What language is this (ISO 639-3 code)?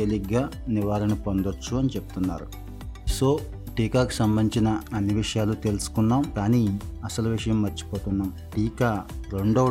tel